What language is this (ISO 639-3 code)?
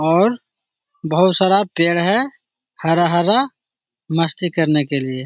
mag